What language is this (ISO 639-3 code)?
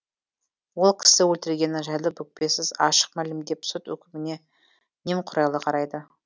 kaz